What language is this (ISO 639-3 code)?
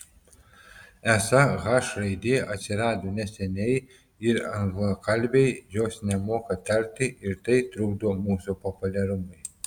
lit